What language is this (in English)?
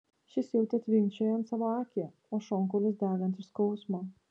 Lithuanian